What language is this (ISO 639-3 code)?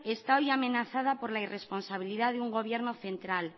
spa